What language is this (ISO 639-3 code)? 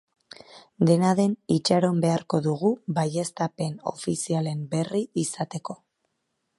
eus